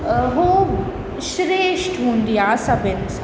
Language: Sindhi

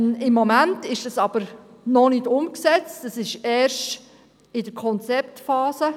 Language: Swiss German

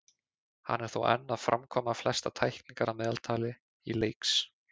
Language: Icelandic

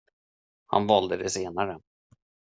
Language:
Swedish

